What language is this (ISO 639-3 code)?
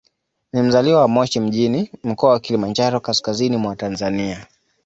swa